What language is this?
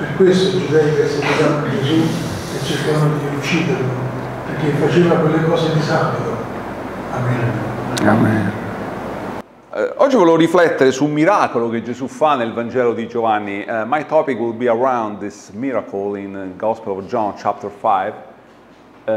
Italian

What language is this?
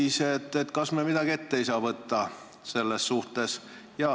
Estonian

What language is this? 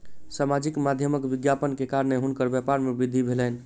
Maithili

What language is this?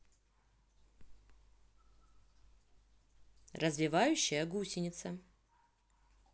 Russian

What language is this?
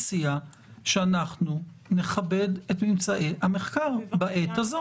Hebrew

